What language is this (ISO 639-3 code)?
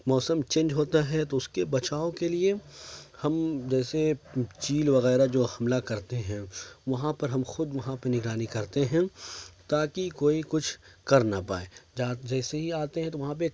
urd